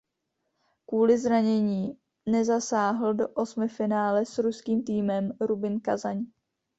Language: Czech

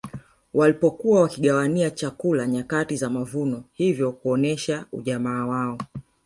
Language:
Swahili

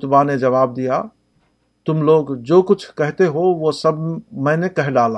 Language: Urdu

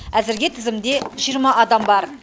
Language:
Kazakh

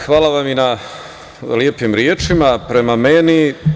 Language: Serbian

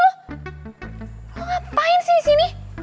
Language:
Indonesian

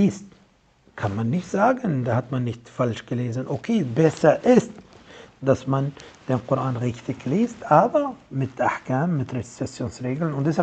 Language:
German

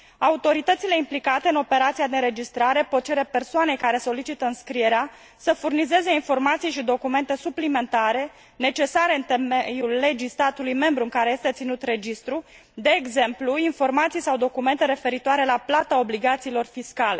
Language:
Romanian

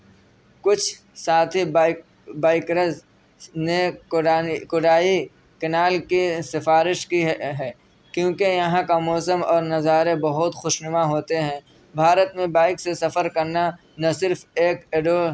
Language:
Urdu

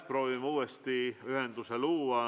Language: Estonian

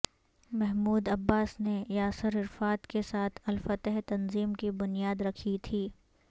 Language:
Urdu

